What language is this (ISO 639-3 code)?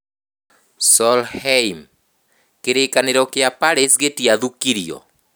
kik